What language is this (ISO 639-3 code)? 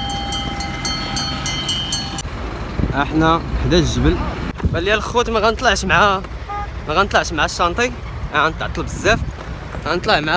ara